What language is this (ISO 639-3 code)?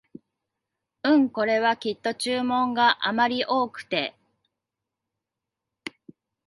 jpn